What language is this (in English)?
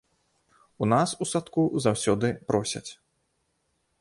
Belarusian